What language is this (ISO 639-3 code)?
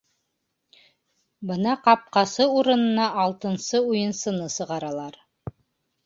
bak